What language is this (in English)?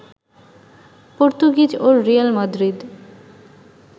Bangla